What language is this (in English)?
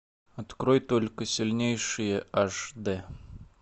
Russian